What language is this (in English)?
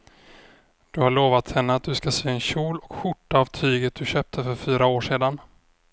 Swedish